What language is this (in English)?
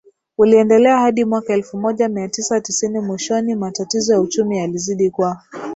Swahili